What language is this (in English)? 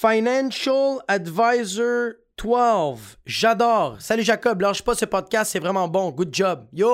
French